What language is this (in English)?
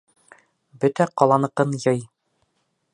Bashkir